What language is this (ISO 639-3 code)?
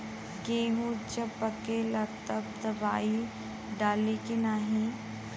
bho